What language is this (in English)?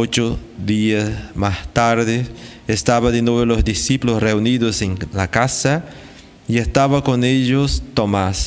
Spanish